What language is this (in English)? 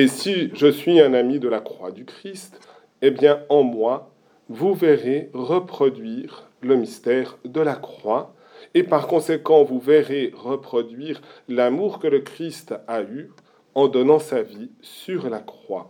French